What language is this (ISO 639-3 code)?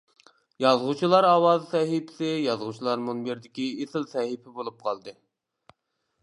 uig